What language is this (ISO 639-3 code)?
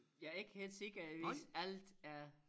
dan